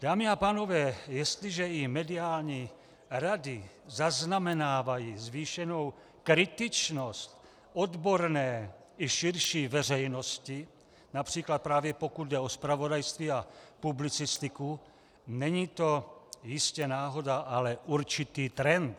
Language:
Czech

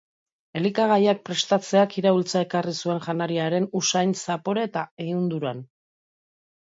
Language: Basque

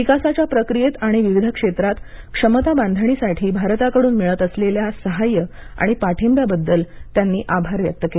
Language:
Marathi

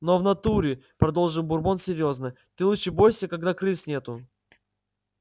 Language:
Russian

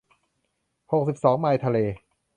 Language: Thai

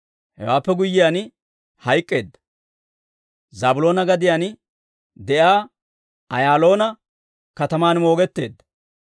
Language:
Dawro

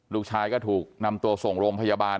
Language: Thai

